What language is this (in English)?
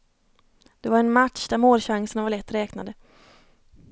Swedish